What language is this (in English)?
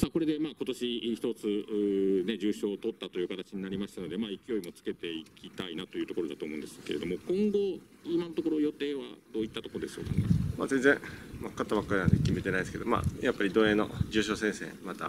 Japanese